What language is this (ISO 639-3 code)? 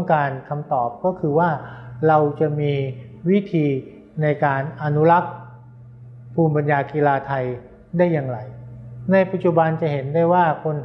tha